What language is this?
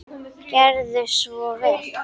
Icelandic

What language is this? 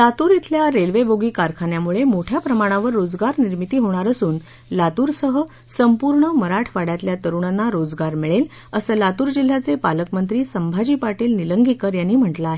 Marathi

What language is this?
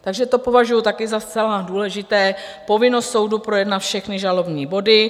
Czech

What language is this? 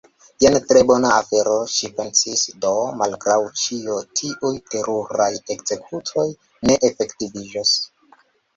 Esperanto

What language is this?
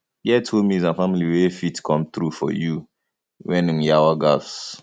Nigerian Pidgin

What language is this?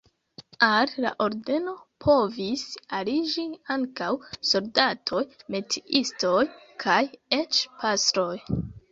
Esperanto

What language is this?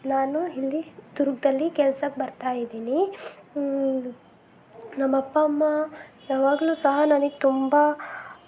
Kannada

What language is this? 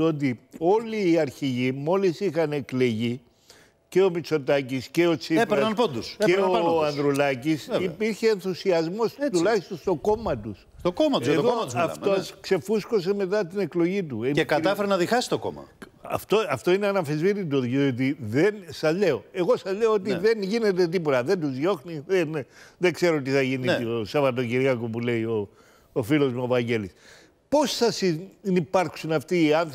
Greek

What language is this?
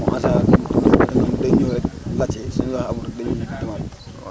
Wolof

